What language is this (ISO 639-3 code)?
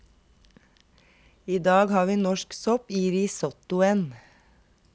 nor